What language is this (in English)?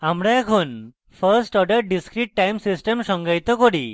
Bangla